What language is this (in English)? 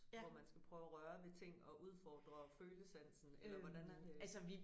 Danish